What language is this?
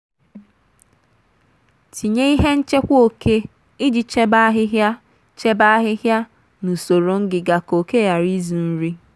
Igbo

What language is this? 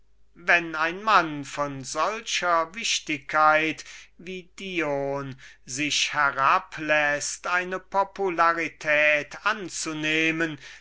German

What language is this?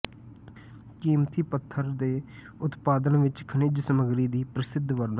Punjabi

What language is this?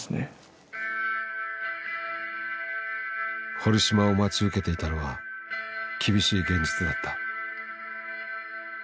Japanese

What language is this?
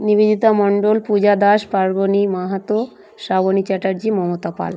Bangla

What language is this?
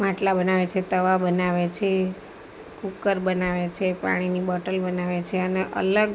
Gujarati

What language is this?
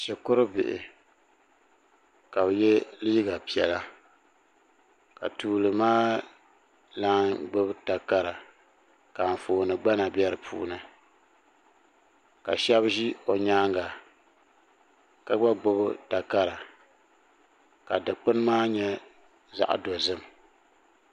Dagbani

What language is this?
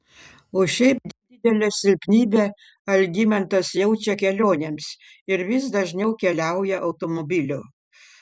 Lithuanian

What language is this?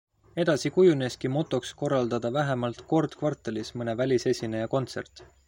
Estonian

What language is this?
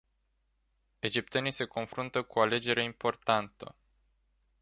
Romanian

